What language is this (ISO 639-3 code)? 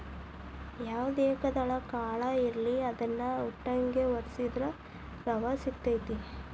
kan